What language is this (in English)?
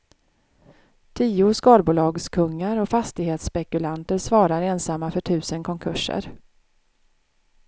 Swedish